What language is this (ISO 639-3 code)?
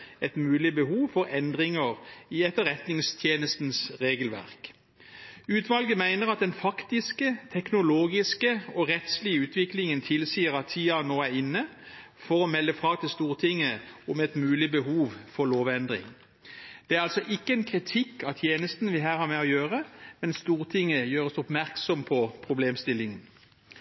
nob